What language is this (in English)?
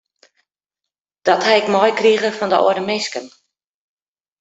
Western Frisian